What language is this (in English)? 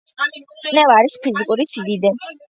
Georgian